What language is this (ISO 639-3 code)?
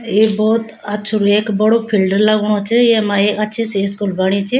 gbm